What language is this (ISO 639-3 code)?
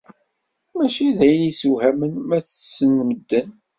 kab